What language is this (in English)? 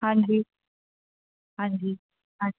Punjabi